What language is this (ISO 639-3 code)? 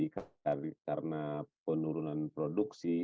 ind